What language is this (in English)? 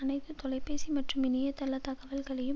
Tamil